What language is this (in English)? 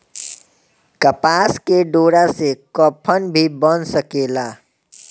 Bhojpuri